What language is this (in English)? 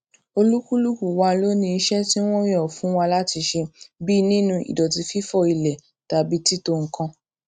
Yoruba